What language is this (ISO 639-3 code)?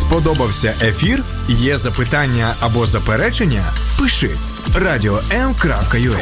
ukr